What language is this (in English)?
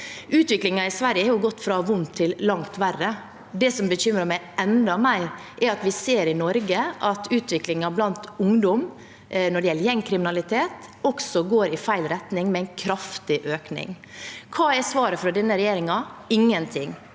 Norwegian